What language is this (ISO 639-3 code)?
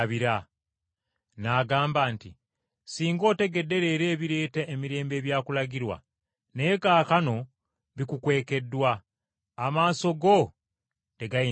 lug